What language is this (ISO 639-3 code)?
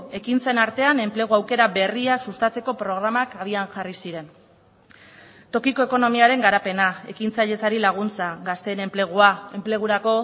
eus